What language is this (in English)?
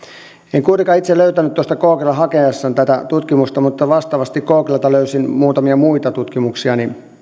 Finnish